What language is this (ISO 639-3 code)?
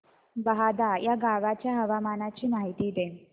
mar